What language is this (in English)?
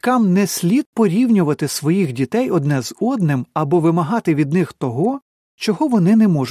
Ukrainian